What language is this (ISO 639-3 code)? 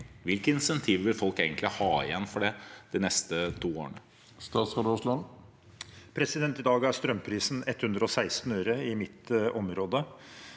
nor